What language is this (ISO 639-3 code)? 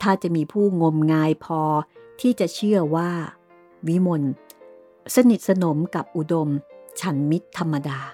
tha